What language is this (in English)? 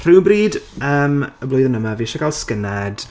Welsh